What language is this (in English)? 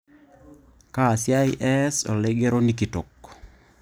Masai